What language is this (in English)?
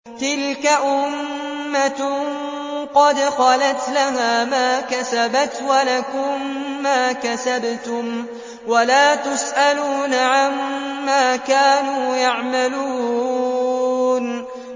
Arabic